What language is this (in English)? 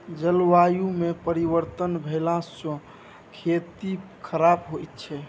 Maithili